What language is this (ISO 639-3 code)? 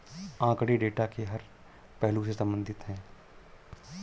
hin